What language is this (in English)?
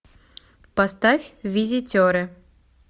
Russian